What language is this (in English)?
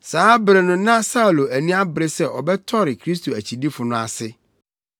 Akan